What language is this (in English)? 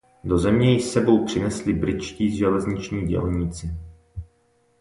Czech